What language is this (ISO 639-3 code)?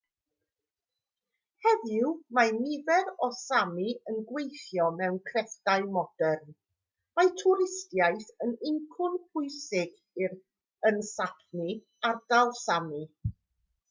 cym